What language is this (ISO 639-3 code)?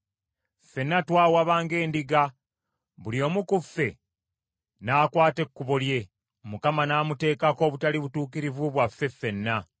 lug